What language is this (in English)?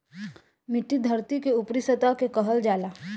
Bhojpuri